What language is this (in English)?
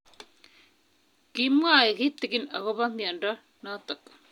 Kalenjin